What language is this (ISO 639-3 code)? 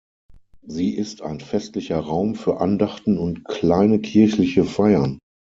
deu